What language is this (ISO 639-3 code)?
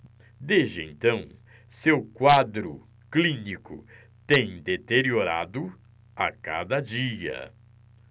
por